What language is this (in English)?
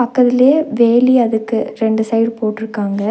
Tamil